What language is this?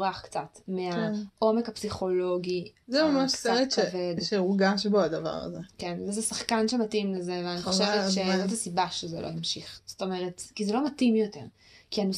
Hebrew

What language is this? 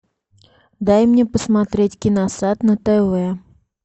Russian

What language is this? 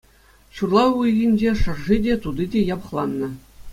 Chuvash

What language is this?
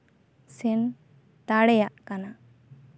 Santali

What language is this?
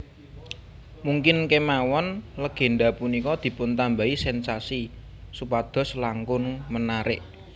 Javanese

